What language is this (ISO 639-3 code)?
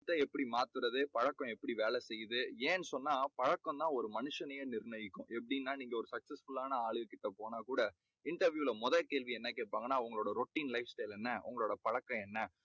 tam